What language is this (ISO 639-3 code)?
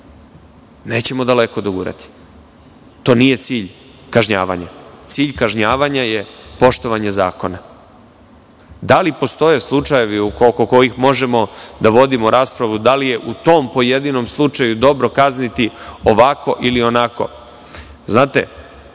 srp